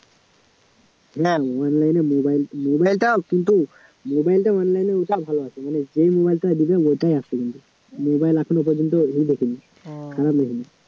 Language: Bangla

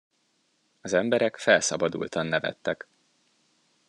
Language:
Hungarian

